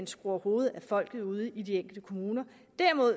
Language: Danish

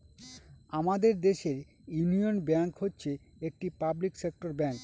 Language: Bangla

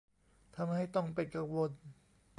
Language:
Thai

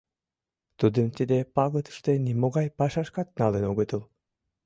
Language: Mari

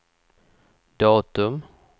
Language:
Swedish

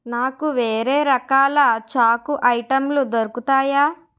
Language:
Telugu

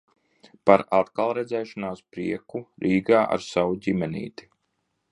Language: Latvian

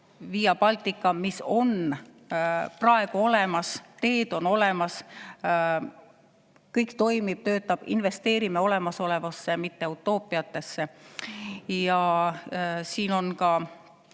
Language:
Estonian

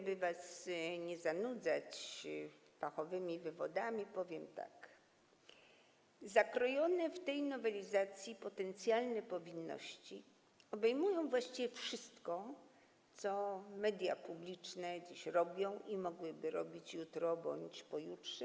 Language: Polish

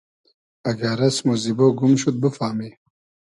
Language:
Hazaragi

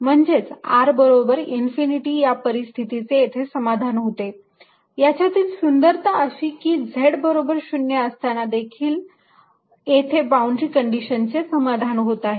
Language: Marathi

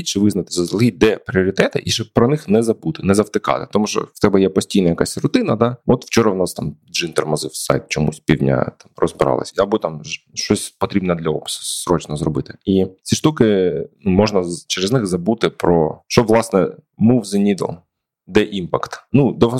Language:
Ukrainian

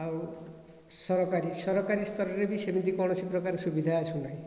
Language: Odia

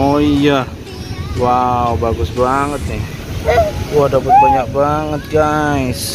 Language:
Indonesian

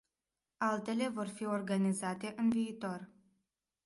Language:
Romanian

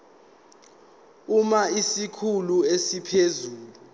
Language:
Zulu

